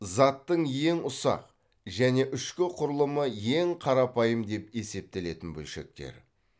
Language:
Kazakh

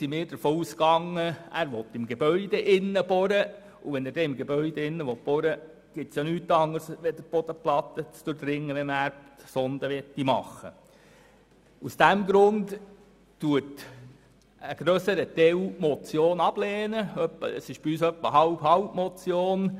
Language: Swiss German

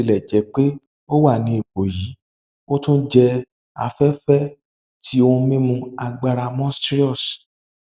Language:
Yoruba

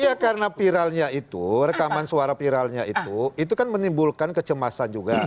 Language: Indonesian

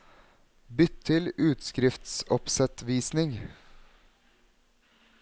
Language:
Norwegian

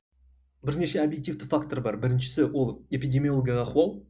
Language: Kazakh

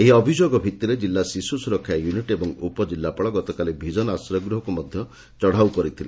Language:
Odia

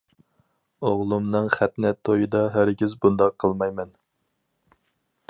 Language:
Uyghur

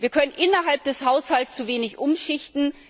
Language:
German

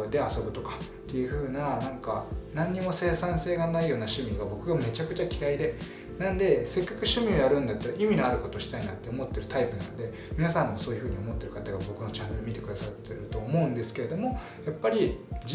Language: Japanese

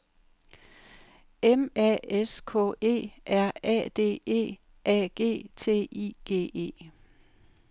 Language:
Danish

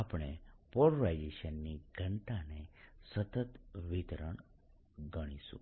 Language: Gujarati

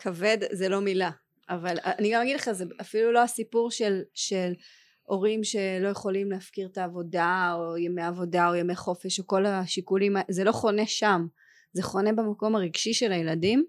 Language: Hebrew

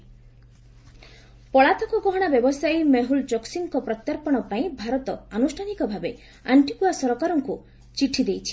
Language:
Odia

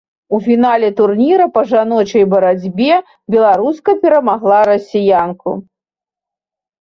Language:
Belarusian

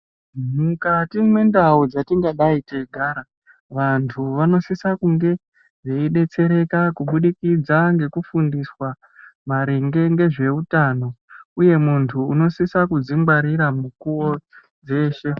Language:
Ndau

